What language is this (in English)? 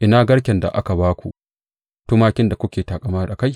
Hausa